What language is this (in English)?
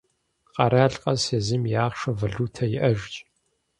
Kabardian